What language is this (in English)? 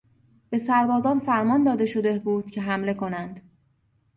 Persian